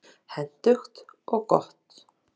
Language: Icelandic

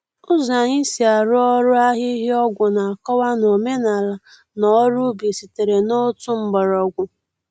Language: Igbo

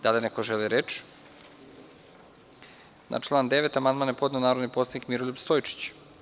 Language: Serbian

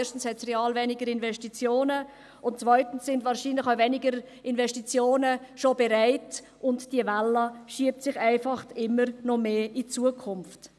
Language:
Swiss German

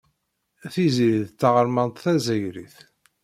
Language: Kabyle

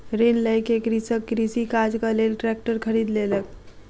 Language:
Maithili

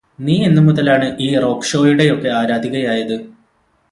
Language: Malayalam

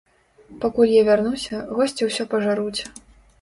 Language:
Belarusian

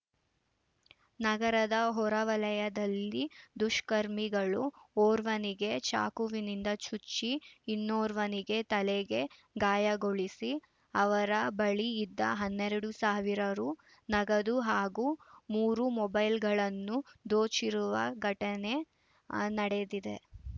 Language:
Kannada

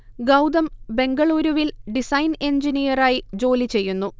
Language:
Malayalam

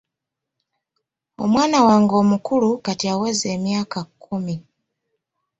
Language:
Ganda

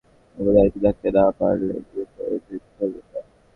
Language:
Bangla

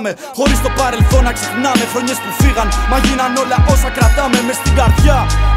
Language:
Greek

